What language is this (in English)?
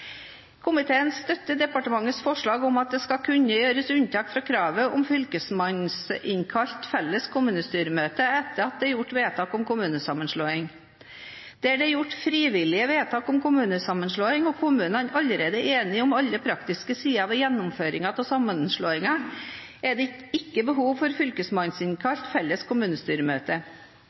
Norwegian Bokmål